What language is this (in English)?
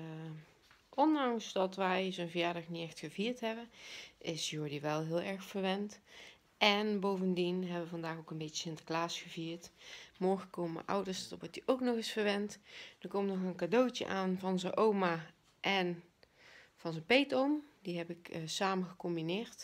Dutch